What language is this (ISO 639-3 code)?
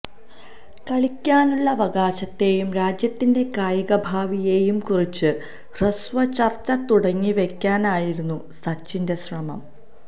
mal